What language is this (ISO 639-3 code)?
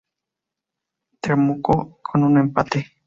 spa